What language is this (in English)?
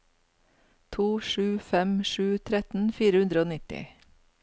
Norwegian